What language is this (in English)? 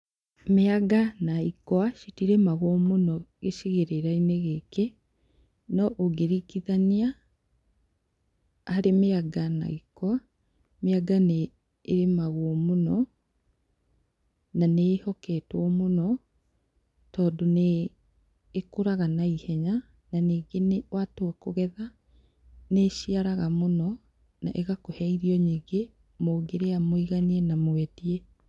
Kikuyu